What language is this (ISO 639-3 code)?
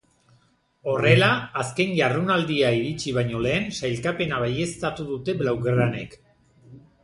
eus